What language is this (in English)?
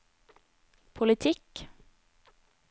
Norwegian